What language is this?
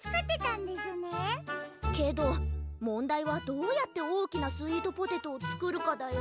Japanese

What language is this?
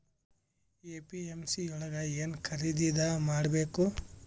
Kannada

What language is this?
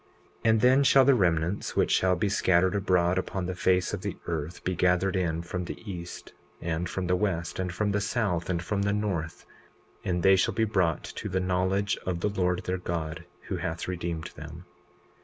English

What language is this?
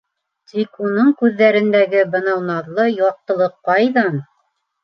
Bashkir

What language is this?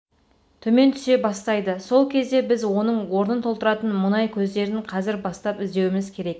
Kazakh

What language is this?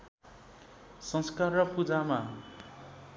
Nepali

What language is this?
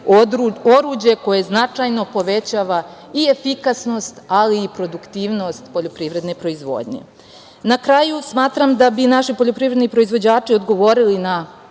Serbian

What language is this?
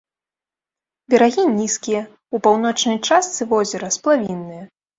Belarusian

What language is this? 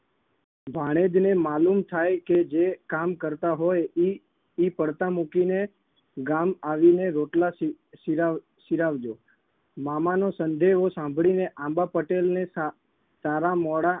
Gujarati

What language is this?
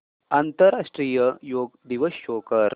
Marathi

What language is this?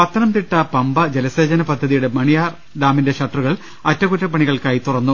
Malayalam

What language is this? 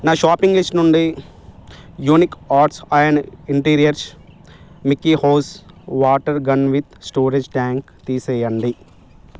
Telugu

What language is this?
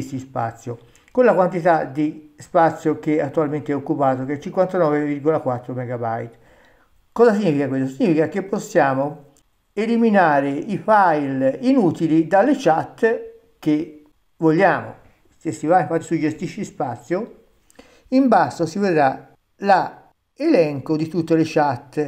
Italian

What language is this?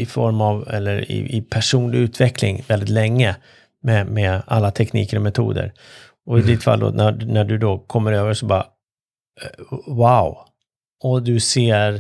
Swedish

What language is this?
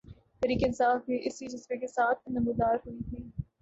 Urdu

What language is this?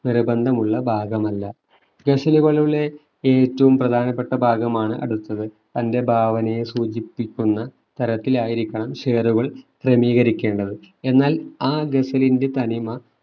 Malayalam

